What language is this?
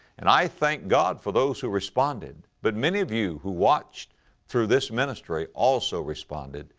English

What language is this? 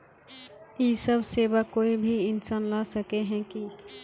Magahi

